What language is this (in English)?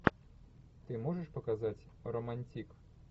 Russian